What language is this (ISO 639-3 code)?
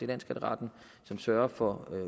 dan